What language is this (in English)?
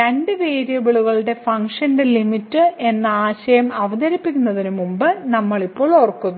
Malayalam